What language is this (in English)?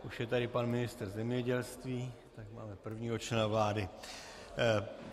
Czech